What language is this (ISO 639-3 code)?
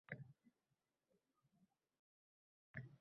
uzb